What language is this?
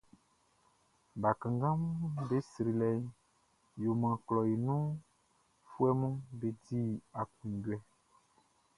Baoulé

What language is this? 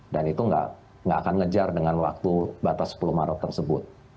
Indonesian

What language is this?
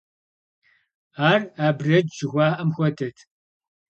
Kabardian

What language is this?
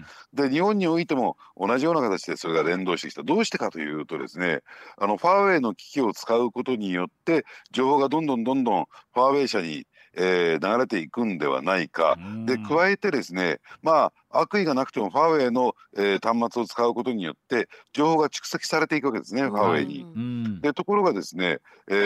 Japanese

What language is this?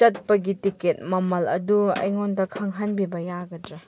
Manipuri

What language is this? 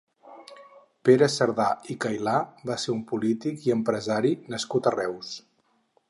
Catalan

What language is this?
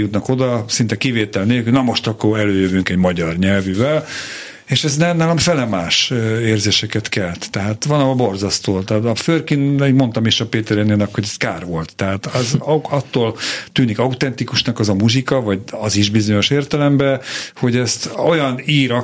Hungarian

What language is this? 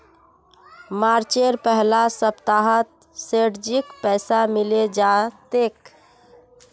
Magahi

